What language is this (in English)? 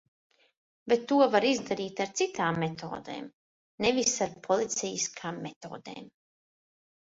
Latvian